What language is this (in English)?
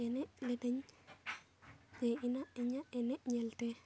Santali